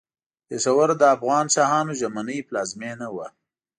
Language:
Pashto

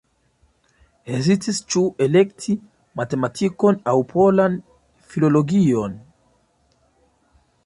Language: Esperanto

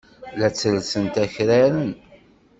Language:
Kabyle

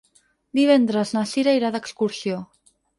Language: Catalan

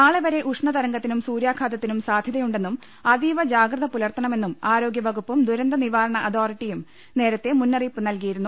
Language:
Malayalam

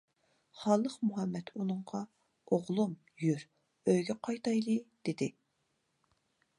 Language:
Uyghur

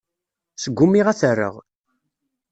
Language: Kabyle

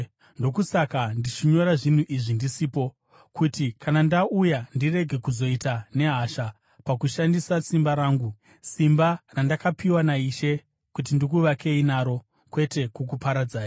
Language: Shona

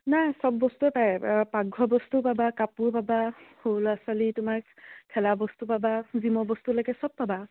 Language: Assamese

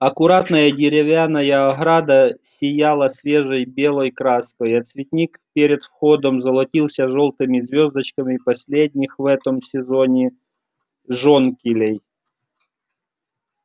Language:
Russian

